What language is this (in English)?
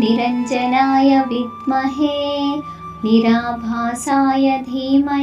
Hindi